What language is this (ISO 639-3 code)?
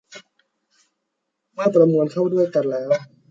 tha